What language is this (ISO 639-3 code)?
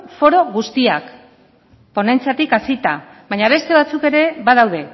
eus